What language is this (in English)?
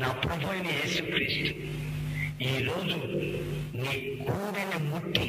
Telugu